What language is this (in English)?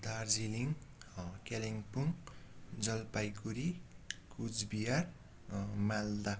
Nepali